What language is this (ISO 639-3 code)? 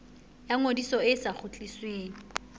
sot